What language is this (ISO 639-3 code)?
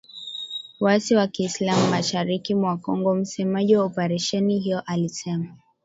swa